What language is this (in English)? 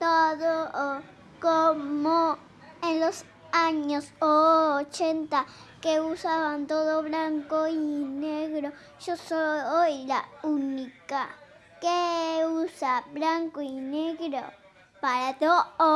Spanish